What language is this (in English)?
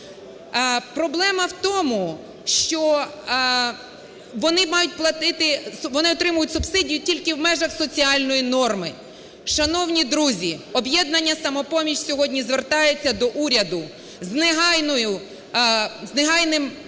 Ukrainian